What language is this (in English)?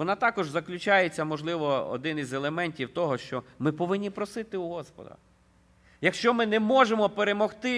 Ukrainian